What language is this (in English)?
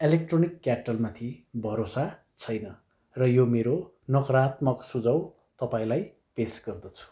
Nepali